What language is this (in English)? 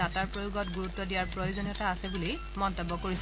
Assamese